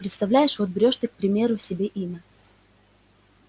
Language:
Russian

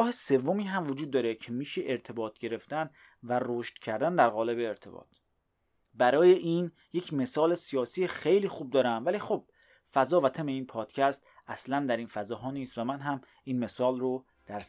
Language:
Persian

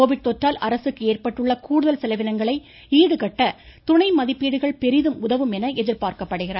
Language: Tamil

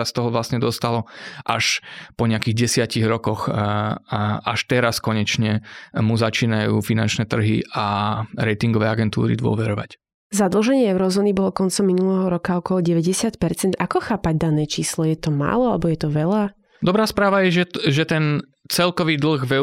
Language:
Slovak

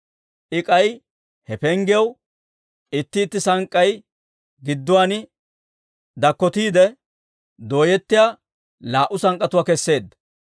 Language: Dawro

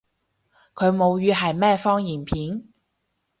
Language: Cantonese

